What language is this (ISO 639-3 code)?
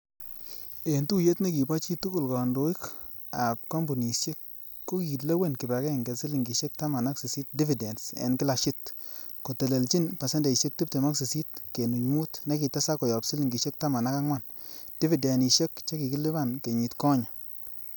kln